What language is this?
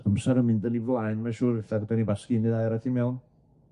Welsh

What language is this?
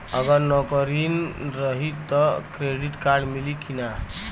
Bhojpuri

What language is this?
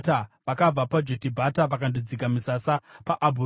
Shona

